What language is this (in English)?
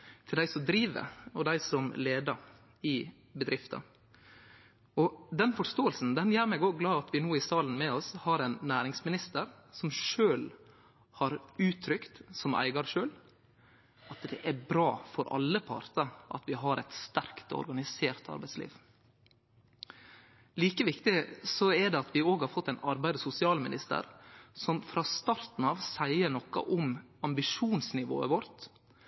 Norwegian Nynorsk